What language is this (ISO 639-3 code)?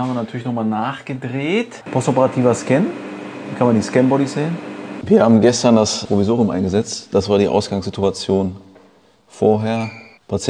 deu